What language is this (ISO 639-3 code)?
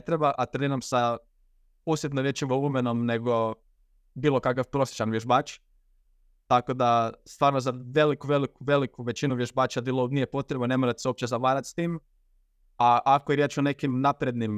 hrv